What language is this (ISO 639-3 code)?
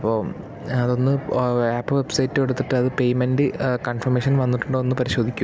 mal